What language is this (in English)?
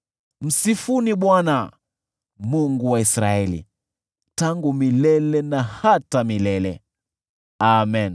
Swahili